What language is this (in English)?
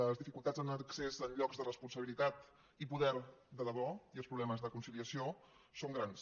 Catalan